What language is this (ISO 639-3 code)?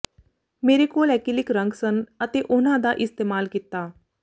pan